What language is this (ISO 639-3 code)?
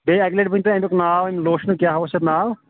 kas